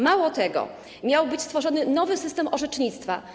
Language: Polish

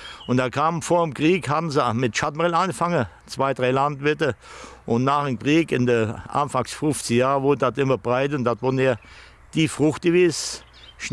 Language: German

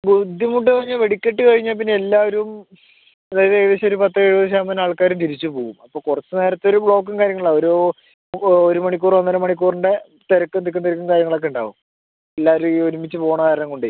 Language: Malayalam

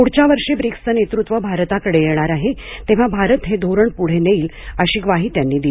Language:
Marathi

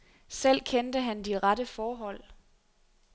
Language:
Danish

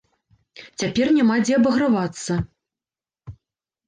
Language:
Belarusian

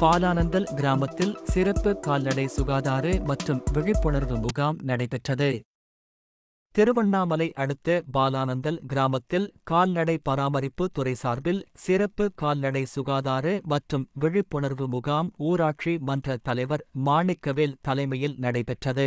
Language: Arabic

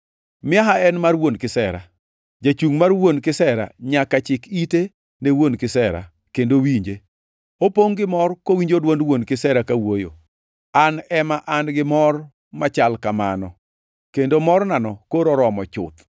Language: Luo (Kenya and Tanzania)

